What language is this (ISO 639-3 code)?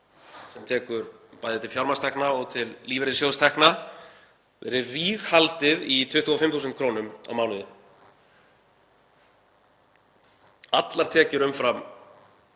isl